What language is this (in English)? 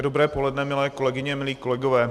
Czech